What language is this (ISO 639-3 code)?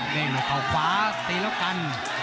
tha